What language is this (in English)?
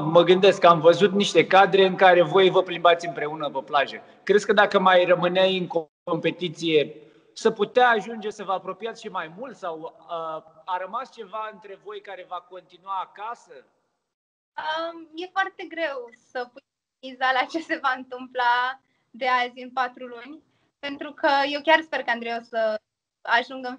Romanian